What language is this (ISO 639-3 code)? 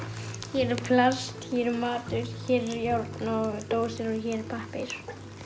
isl